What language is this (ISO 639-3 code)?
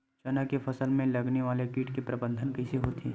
hne